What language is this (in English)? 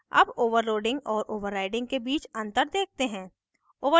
Hindi